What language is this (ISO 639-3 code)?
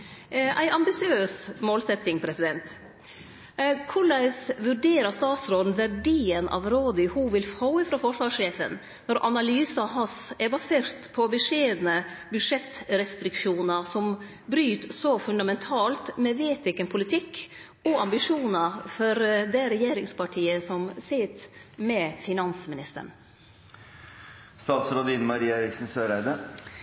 nno